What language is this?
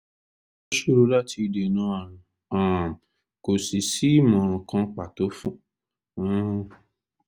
Yoruba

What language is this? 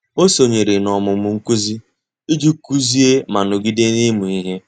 Igbo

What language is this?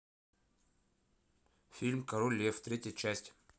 Russian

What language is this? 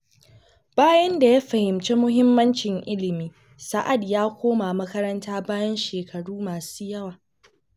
Hausa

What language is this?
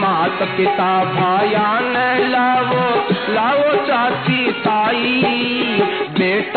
Hindi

